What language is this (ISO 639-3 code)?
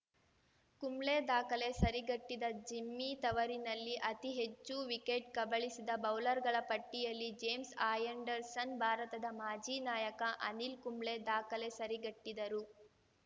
kan